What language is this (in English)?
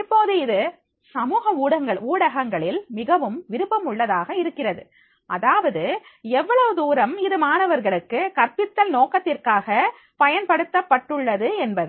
Tamil